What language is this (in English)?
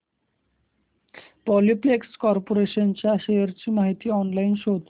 Marathi